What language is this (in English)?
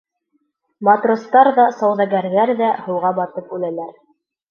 Bashkir